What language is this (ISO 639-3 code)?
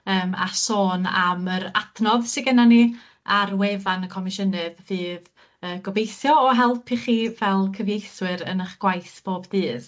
cym